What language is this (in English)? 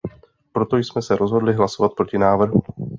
Czech